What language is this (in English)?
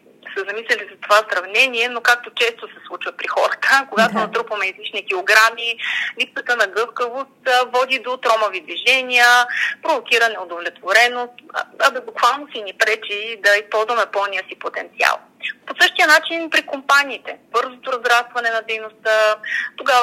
Bulgarian